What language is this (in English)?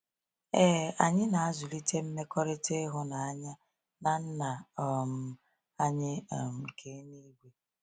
Igbo